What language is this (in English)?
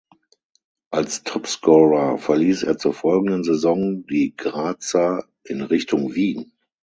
German